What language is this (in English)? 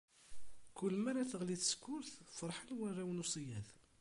Kabyle